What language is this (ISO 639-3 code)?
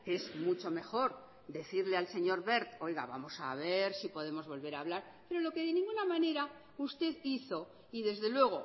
spa